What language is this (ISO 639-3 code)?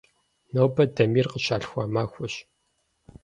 kbd